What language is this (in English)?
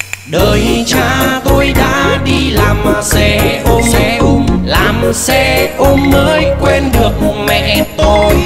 Vietnamese